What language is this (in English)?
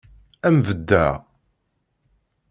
Kabyle